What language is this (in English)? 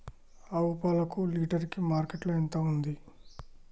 Telugu